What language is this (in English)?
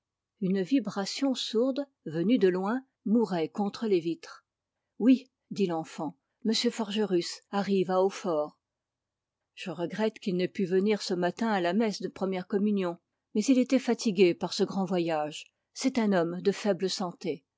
French